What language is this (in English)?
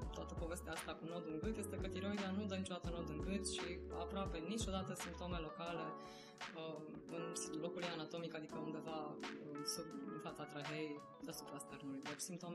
Romanian